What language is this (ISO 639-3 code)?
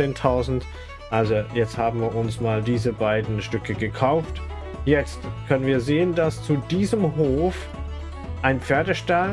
deu